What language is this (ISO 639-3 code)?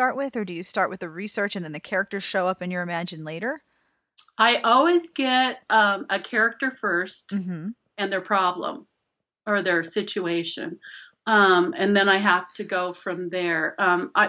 eng